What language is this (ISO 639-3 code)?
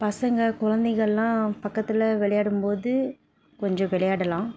tam